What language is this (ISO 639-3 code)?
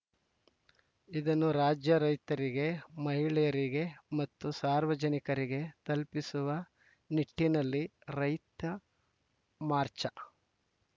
kan